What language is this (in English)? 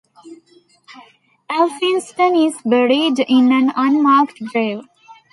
English